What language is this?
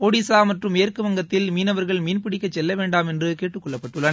Tamil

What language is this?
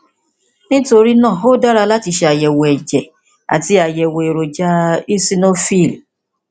Yoruba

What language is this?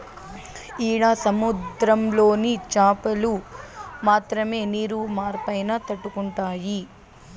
Telugu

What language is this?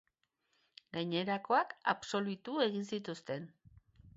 Basque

